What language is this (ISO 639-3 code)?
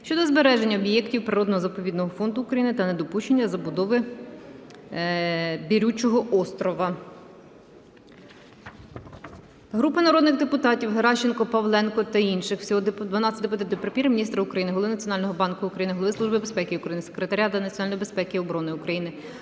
ukr